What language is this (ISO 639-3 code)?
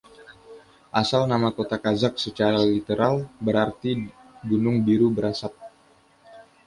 ind